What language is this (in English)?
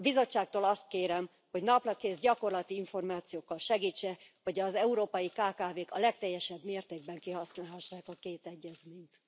Hungarian